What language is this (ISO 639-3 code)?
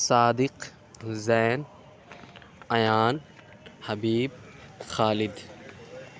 urd